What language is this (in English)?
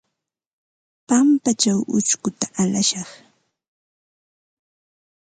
Ambo-Pasco Quechua